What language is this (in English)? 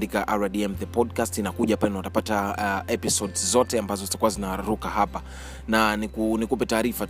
Swahili